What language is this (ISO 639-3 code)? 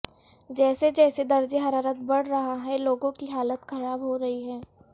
urd